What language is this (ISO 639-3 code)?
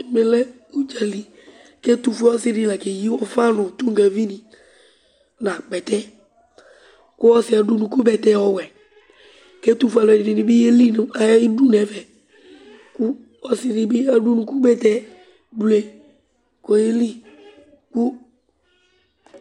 kpo